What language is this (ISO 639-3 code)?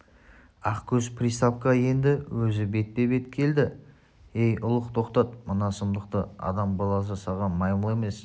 kaz